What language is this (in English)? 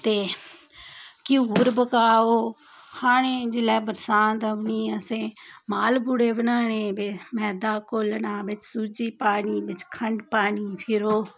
Dogri